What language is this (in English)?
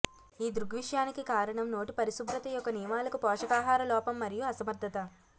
Telugu